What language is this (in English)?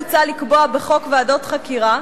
Hebrew